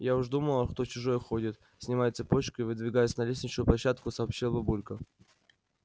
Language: Russian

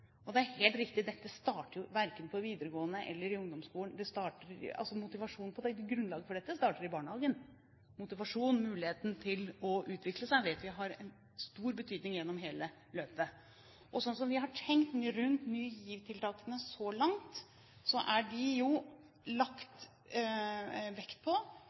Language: Norwegian Bokmål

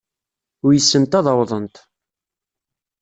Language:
Kabyle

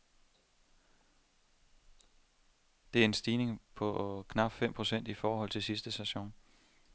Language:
Danish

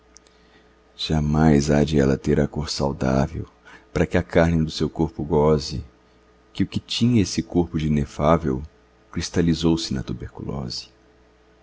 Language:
Portuguese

